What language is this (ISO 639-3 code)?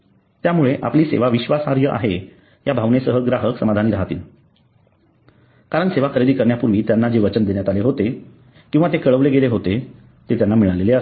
mar